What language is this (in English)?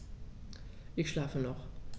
German